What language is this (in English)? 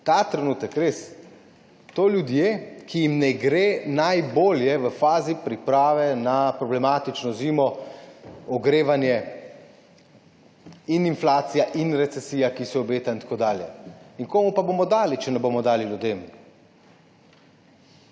Slovenian